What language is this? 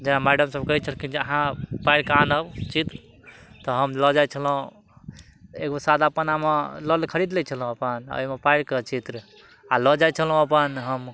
Maithili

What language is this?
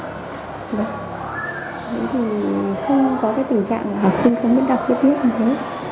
Vietnamese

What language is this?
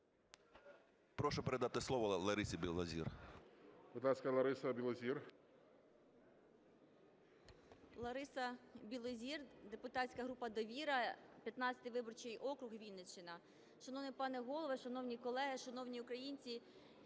Ukrainian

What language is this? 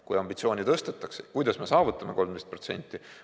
Estonian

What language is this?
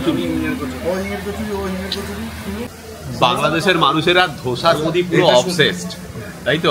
Bangla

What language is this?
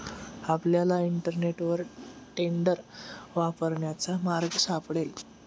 Marathi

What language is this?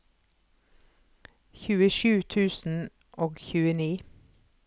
Norwegian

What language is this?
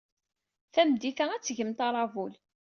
Kabyle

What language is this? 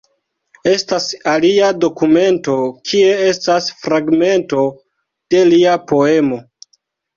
Esperanto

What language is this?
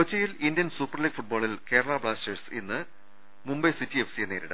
Malayalam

